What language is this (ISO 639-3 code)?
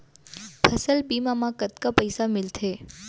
hne